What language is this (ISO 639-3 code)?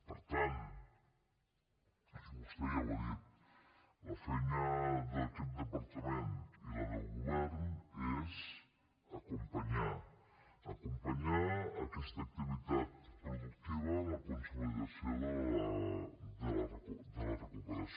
cat